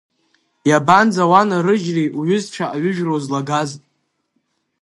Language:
Abkhazian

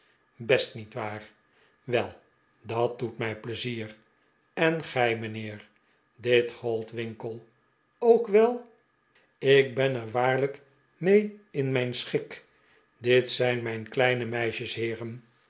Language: Dutch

